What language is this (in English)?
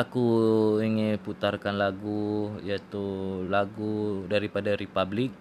Malay